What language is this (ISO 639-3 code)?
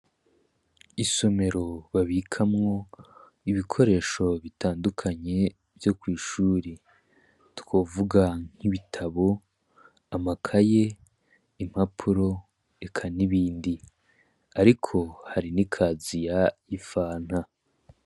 run